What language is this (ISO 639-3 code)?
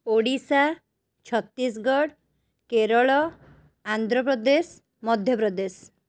ori